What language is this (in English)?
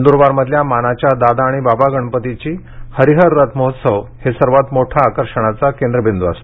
Marathi